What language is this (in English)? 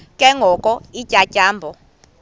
Xhosa